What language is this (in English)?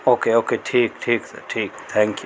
Urdu